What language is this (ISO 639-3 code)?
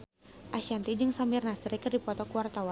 sun